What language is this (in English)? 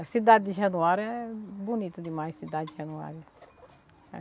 Portuguese